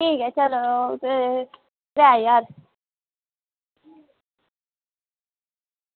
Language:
Dogri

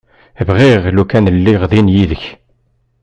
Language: Kabyle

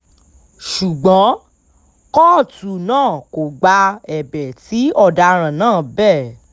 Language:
Yoruba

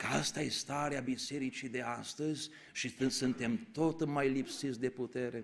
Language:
Romanian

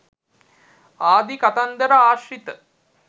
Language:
Sinhala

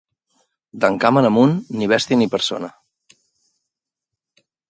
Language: Catalan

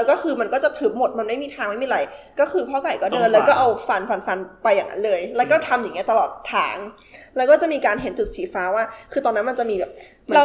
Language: Thai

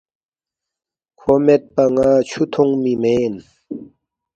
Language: Balti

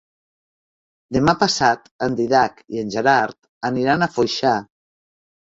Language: Catalan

